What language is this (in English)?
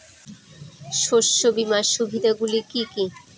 Bangla